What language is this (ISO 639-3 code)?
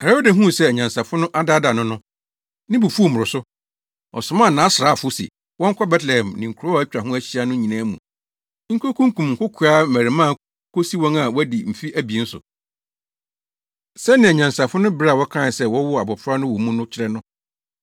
aka